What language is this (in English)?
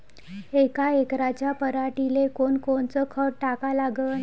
Marathi